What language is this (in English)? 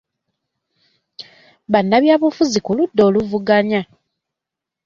Ganda